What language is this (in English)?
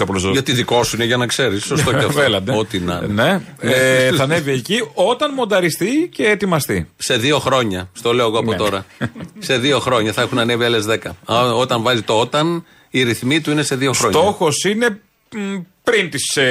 Greek